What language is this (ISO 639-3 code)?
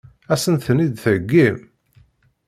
kab